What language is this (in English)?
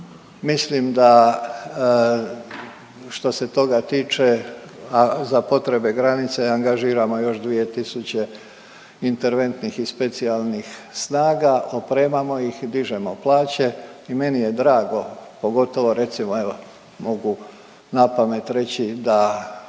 Croatian